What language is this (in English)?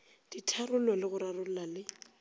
Northern Sotho